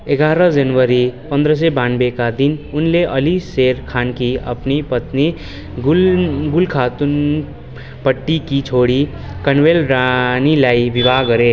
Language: Nepali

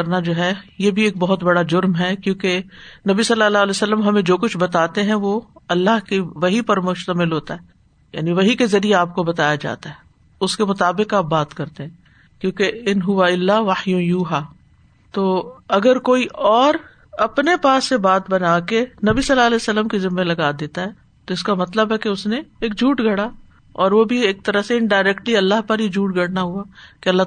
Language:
Urdu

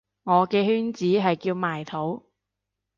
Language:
Cantonese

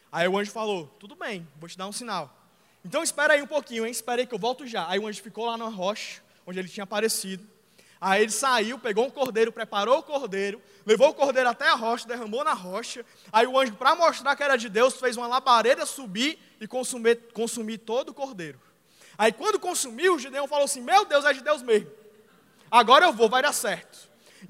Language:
Portuguese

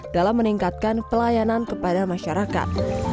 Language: Indonesian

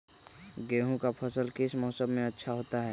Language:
Magahi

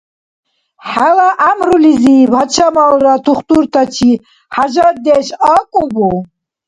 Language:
Dargwa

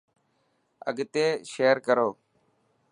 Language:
Dhatki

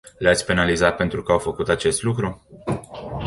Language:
Romanian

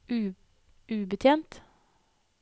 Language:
Norwegian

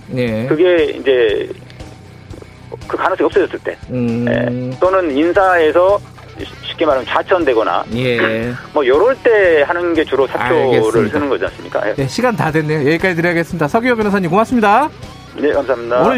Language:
Korean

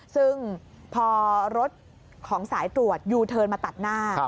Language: Thai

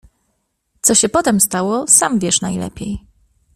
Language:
Polish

